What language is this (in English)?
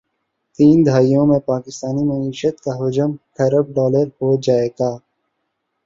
Urdu